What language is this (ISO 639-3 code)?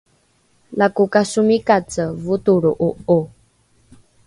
dru